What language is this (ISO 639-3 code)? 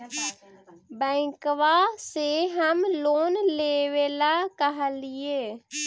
mag